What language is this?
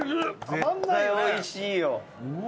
Japanese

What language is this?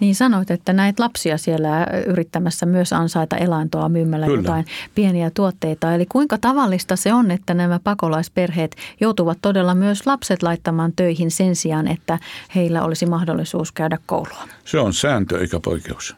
Finnish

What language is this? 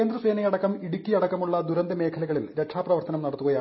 Malayalam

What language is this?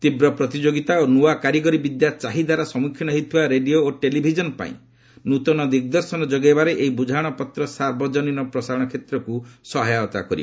Odia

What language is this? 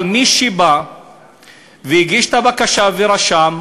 Hebrew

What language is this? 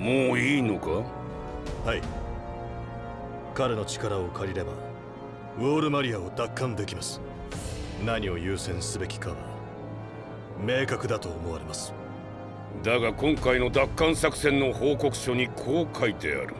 Japanese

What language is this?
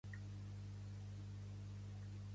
Catalan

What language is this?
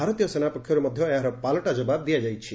Odia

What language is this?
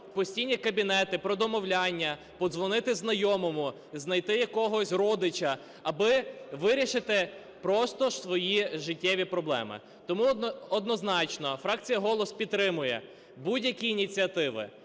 Ukrainian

